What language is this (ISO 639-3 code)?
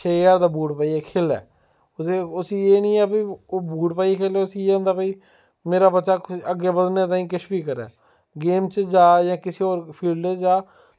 doi